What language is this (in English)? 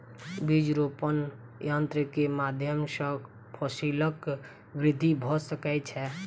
Maithili